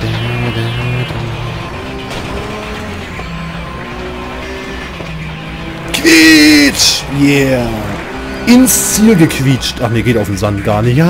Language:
German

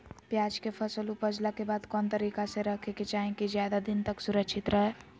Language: Magahi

